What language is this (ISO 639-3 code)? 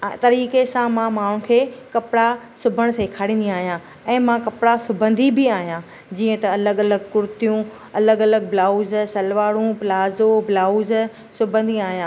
snd